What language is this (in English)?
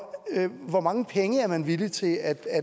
Danish